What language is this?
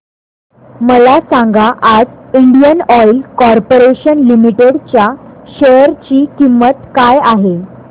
Marathi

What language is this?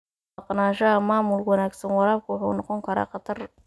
Somali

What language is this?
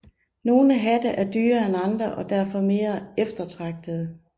Danish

